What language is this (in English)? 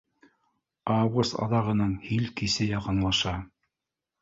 Bashkir